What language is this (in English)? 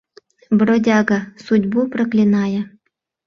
Mari